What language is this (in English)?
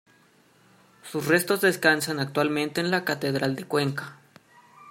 Spanish